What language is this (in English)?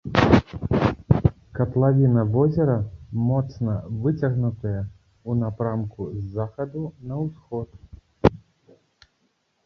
Belarusian